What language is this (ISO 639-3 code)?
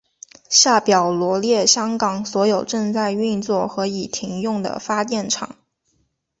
zho